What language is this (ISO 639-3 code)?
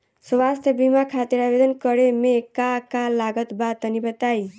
bho